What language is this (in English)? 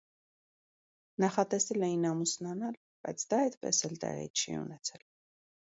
Armenian